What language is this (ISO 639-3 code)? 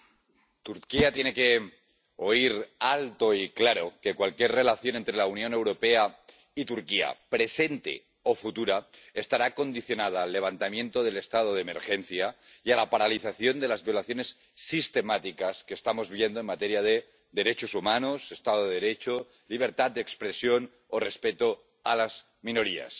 spa